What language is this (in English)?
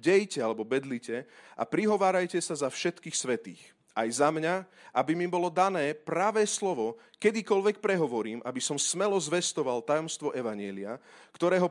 Slovak